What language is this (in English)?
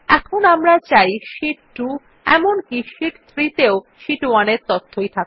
Bangla